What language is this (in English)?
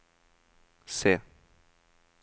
Norwegian